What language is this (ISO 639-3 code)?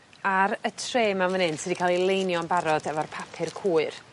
cym